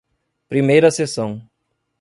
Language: Portuguese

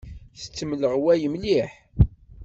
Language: Kabyle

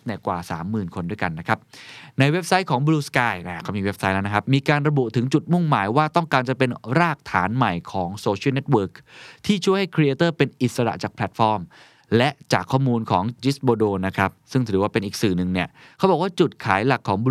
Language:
Thai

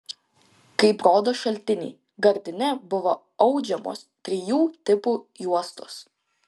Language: Lithuanian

